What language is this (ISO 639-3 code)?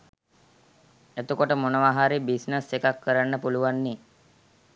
sin